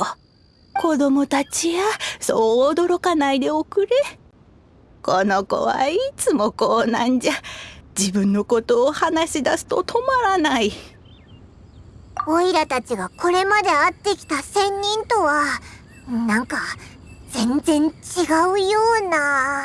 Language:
Japanese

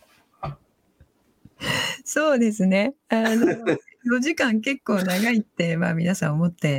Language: Japanese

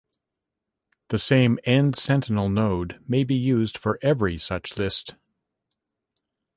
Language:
English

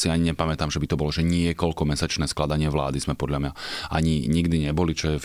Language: Slovak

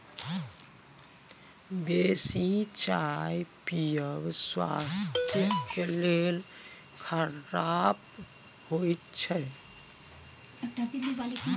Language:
Maithili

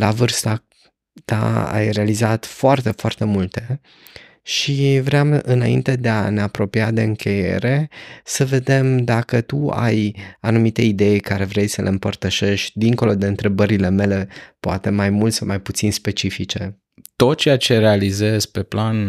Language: Romanian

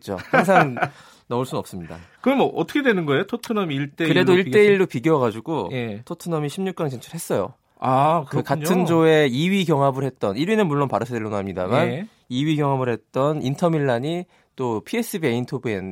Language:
Korean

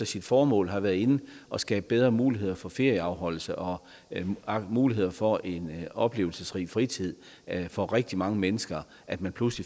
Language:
Danish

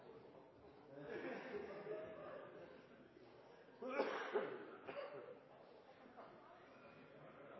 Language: Norwegian Bokmål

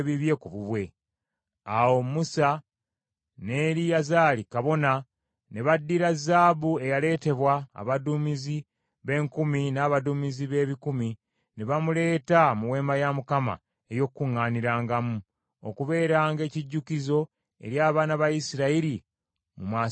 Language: Ganda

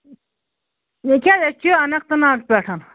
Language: Kashmiri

